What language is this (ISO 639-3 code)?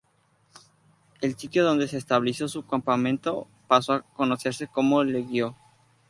spa